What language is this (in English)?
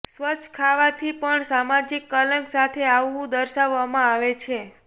Gujarati